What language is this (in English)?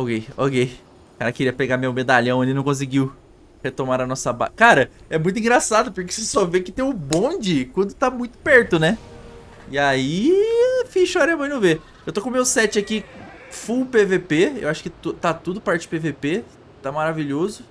Portuguese